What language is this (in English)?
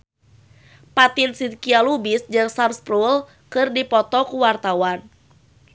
Sundanese